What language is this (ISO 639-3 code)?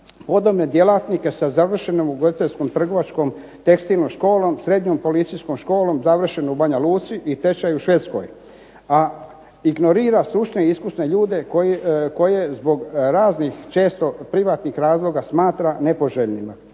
hrv